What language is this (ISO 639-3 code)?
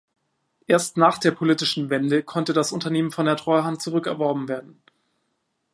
deu